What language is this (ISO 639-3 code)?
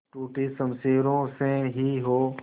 hin